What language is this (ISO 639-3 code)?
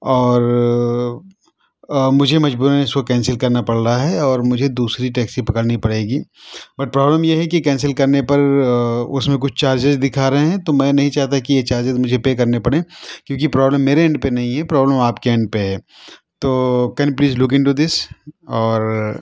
urd